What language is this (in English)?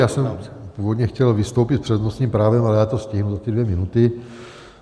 Czech